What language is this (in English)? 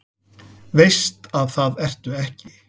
Icelandic